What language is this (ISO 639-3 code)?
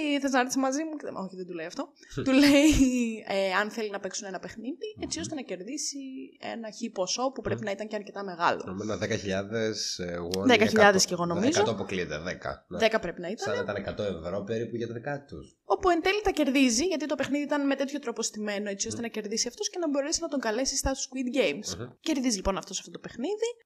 ell